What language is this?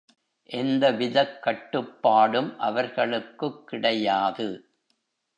Tamil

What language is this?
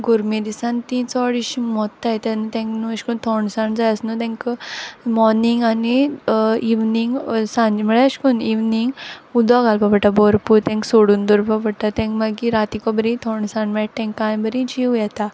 Konkani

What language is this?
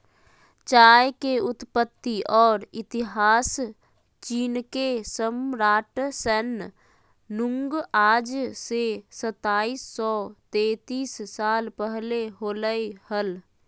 Magahi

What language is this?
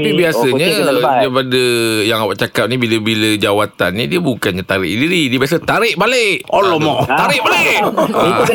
Malay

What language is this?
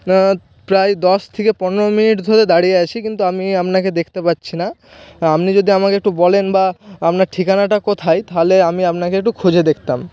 Bangla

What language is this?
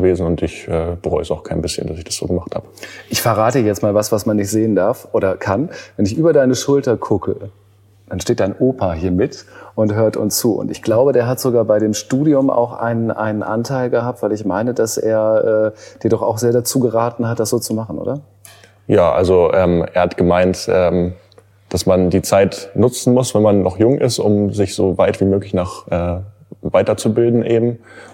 German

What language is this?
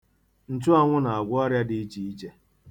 Igbo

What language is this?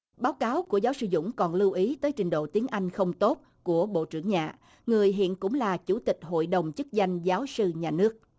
Vietnamese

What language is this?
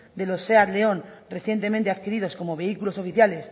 Spanish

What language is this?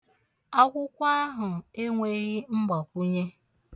Igbo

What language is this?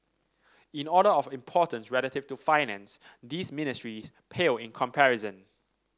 English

